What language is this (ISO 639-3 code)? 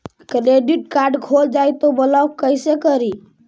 mag